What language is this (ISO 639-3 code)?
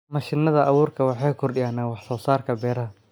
som